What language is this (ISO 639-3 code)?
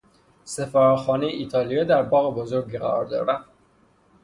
fas